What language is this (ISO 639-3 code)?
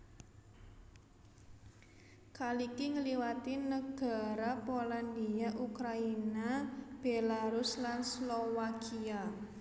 jav